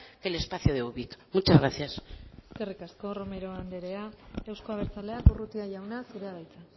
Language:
Basque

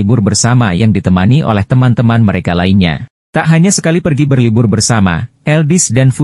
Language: Indonesian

